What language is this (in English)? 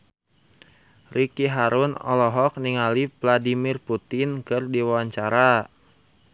Sundanese